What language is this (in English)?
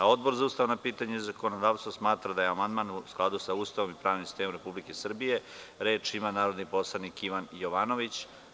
Serbian